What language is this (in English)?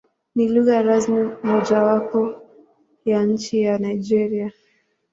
Swahili